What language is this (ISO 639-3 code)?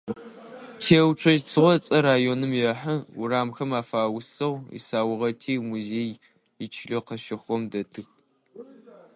ady